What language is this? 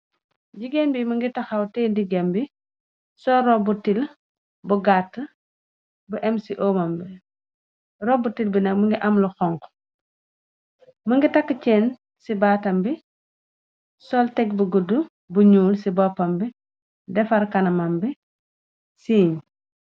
Wolof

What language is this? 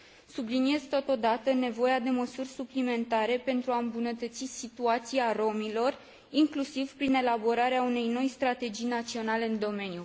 Romanian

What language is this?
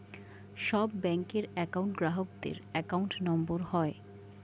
Bangla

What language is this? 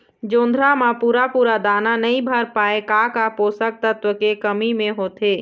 Chhattisgarhi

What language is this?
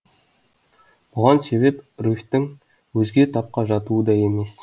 Kazakh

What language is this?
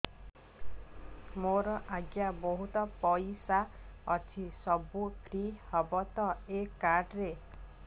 Odia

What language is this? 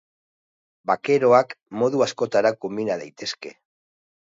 Basque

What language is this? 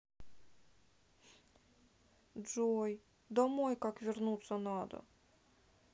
Russian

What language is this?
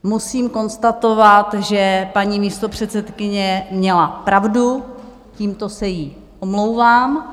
Czech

